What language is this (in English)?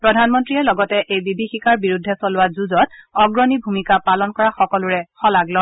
Assamese